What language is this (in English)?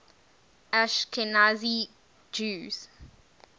English